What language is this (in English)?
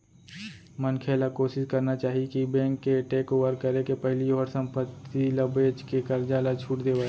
Chhattisgarhi